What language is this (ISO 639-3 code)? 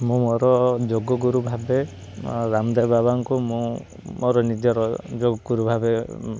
ori